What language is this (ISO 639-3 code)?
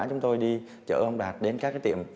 vie